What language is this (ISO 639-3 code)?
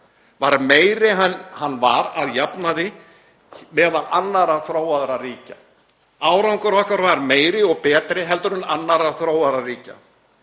isl